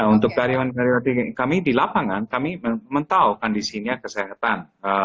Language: Indonesian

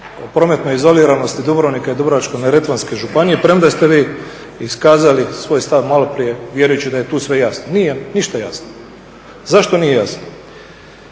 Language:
Croatian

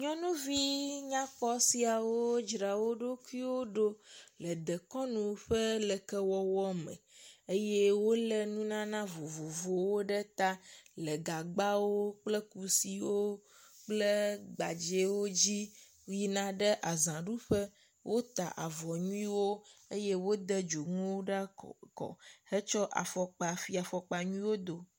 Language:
Ewe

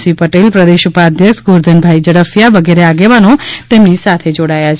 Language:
Gujarati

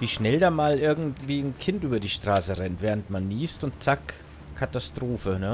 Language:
German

